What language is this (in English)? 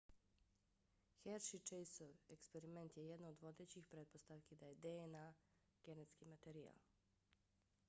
Bosnian